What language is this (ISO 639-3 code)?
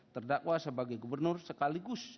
ind